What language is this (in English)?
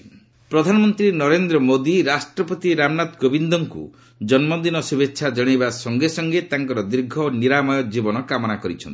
Odia